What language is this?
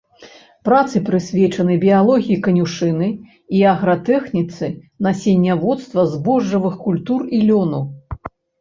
Belarusian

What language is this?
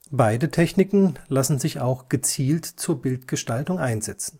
German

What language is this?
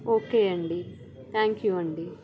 Telugu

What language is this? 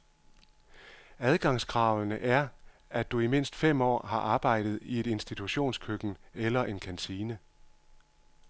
Danish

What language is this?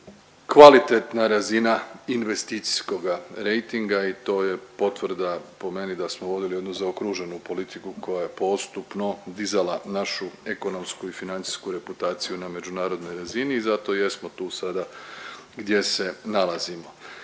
Croatian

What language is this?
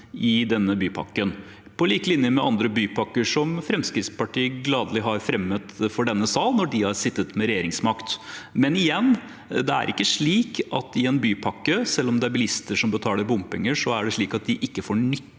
Norwegian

